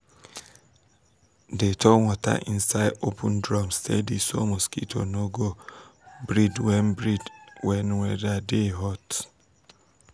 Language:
Nigerian Pidgin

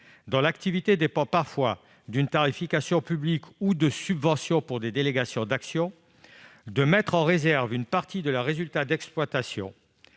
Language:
French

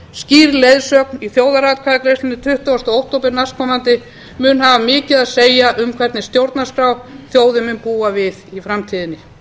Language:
Icelandic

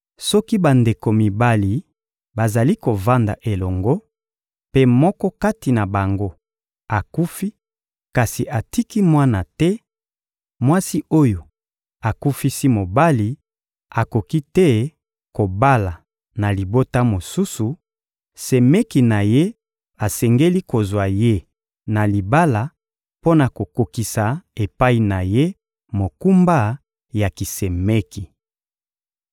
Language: Lingala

